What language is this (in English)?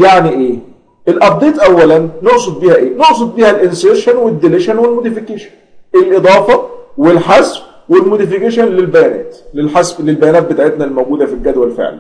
Arabic